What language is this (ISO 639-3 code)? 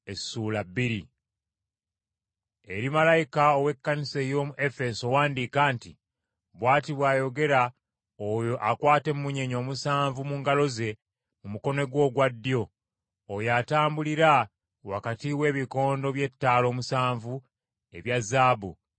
lug